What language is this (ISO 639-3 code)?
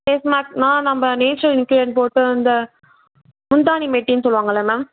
tam